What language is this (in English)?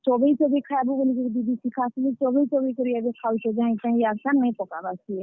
Odia